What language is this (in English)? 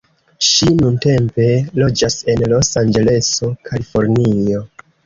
Esperanto